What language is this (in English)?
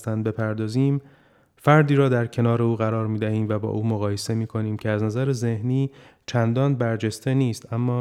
Persian